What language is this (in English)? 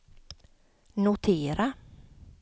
Swedish